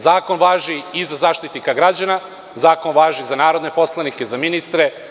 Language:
Serbian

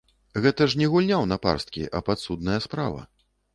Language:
Belarusian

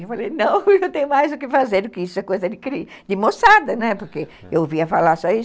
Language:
Portuguese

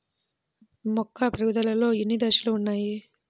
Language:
Telugu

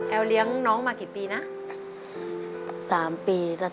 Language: Thai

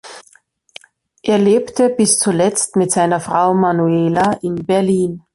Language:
German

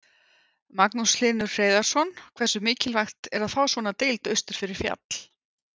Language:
Icelandic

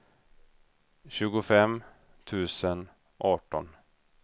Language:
Swedish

